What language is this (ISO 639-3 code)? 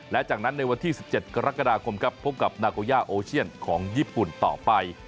tha